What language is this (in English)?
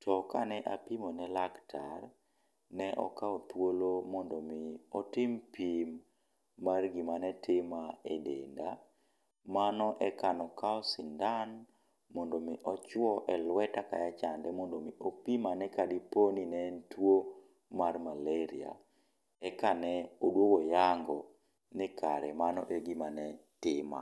Luo (Kenya and Tanzania)